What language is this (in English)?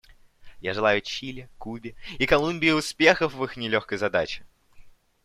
Russian